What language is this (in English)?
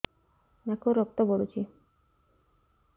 Odia